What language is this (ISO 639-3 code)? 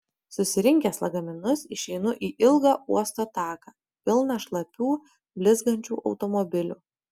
lit